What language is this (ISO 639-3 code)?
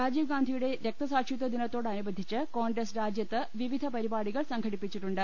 mal